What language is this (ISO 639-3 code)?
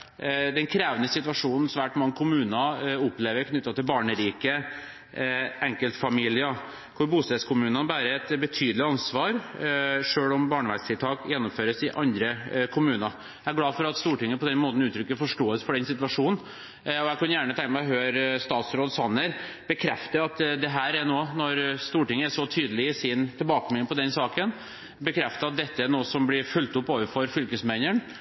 nob